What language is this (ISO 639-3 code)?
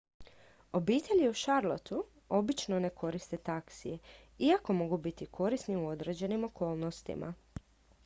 hrv